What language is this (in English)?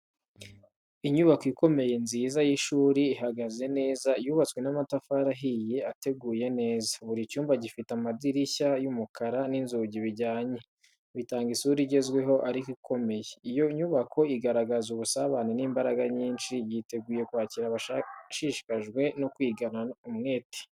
Kinyarwanda